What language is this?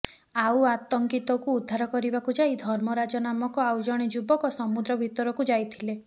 Odia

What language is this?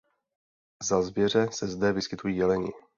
Czech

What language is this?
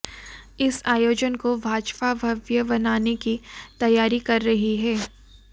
Hindi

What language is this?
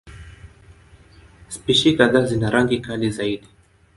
Swahili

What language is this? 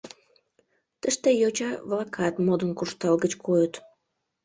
Mari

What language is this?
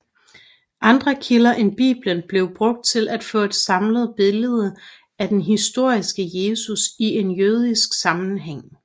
Danish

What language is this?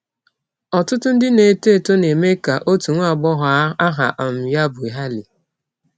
Igbo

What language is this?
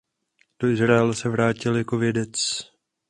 Czech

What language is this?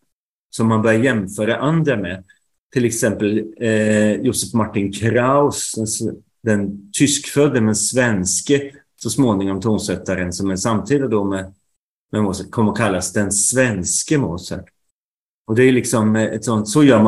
Swedish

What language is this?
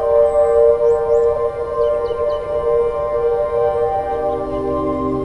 Filipino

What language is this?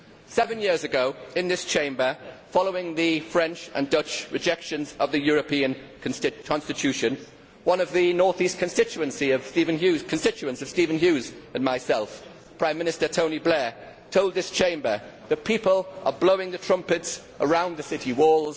English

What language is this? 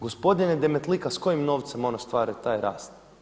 Croatian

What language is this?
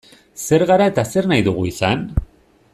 Basque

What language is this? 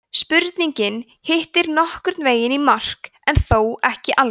Icelandic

